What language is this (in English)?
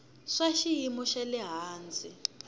Tsonga